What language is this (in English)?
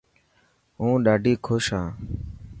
Dhatki